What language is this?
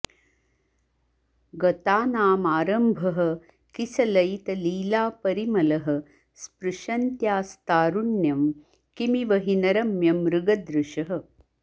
Sanskrit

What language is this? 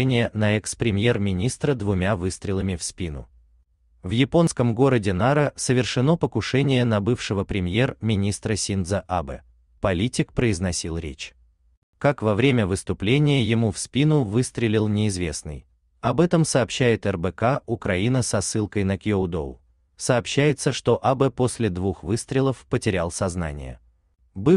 Russian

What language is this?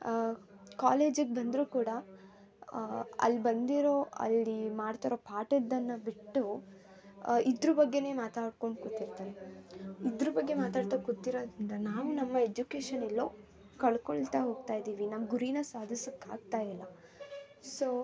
Kannada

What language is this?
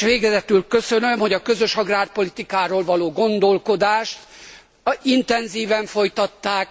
Hungarian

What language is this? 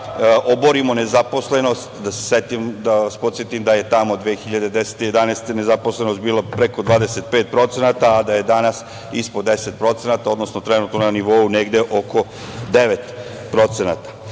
Serbian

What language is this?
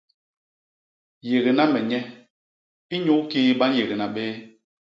Basaa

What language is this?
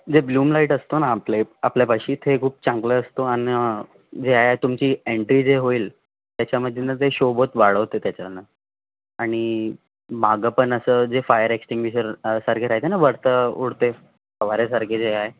Marathi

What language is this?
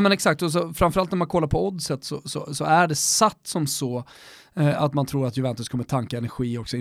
Swedish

